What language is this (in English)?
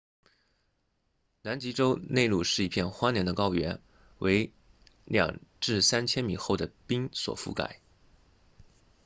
Chinese